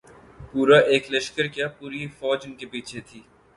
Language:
Urdu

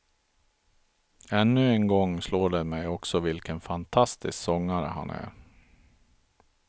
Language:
Swedish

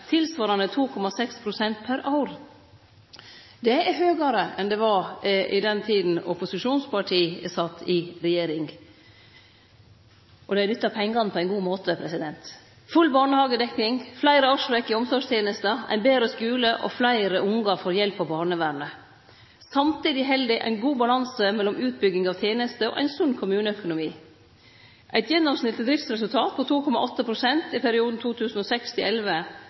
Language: Norwegian Nynorsk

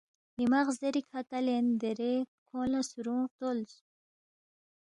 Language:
Balti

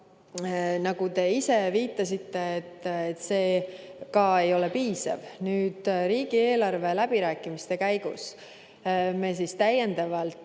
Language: Estonian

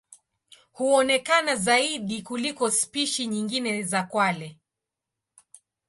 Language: Swahili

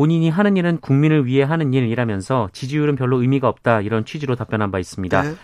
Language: Korean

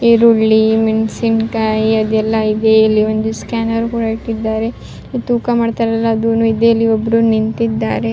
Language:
Kannada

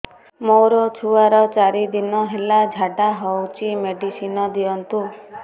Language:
Odia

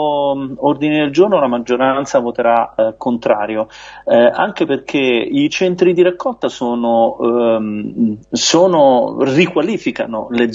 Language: Italian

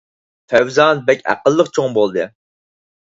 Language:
Uyghur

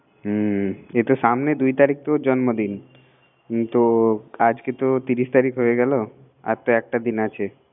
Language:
Bangla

